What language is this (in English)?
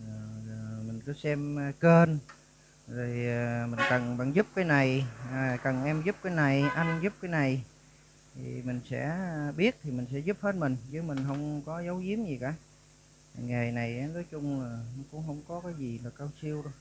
Vietnamese